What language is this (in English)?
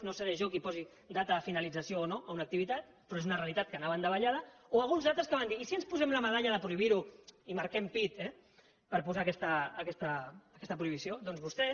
Catalan